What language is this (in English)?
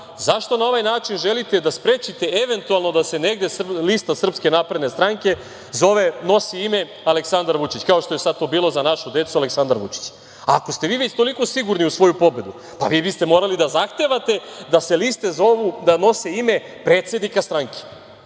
Serbian